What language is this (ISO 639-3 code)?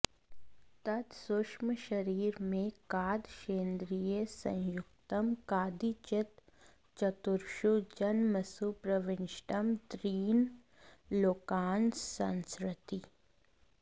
san